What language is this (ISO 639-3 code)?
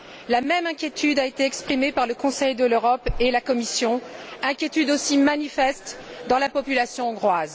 fra